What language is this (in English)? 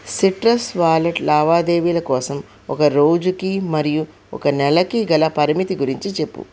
Telugu